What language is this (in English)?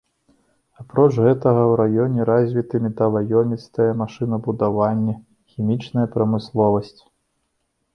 Belarusian